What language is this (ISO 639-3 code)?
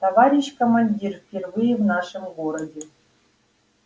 rus